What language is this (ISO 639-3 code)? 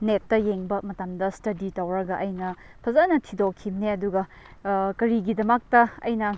mni